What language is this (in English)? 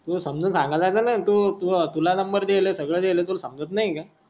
Marathi